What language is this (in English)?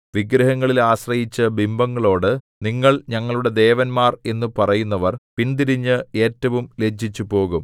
Malayalam